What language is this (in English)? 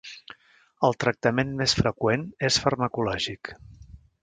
Catalan